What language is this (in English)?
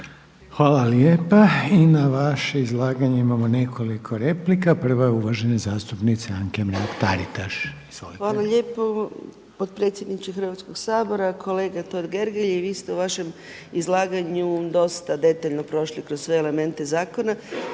Croatian